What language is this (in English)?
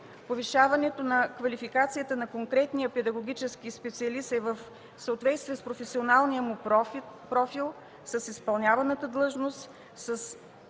Bulgarian